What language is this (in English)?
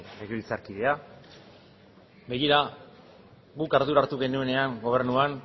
Basque